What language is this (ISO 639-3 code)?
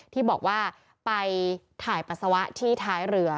tha